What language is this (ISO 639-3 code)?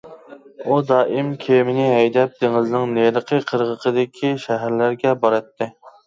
uig